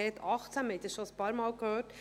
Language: Swiss German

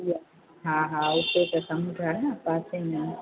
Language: Sindhi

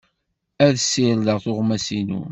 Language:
Kabyle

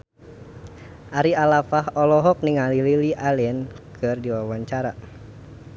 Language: Sundanese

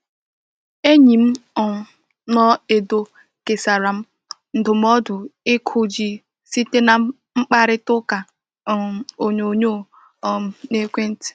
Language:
Igbo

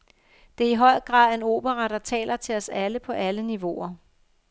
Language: Danish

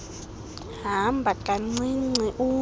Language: Xhosa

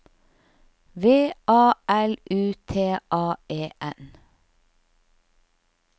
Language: Norwegian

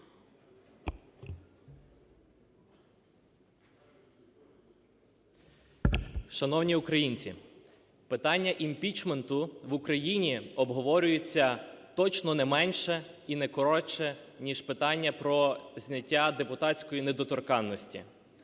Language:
Ukrainian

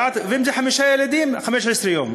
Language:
Hebrew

